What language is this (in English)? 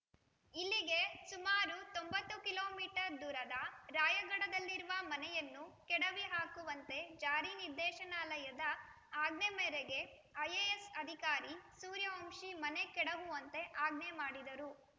Kannada